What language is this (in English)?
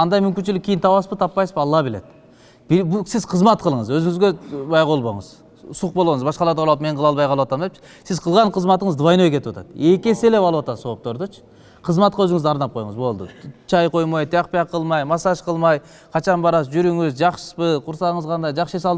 Turkish